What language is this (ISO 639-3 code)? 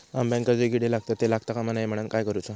mar